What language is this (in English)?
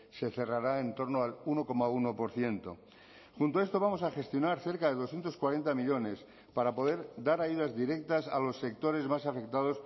Spanish